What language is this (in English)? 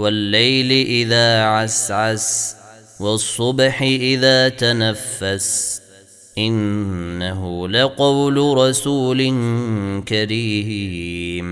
Arabic